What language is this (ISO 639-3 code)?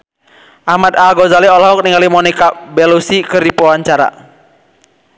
sun